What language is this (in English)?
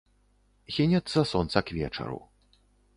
Belarusian